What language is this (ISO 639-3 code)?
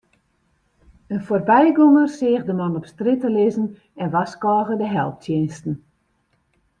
fry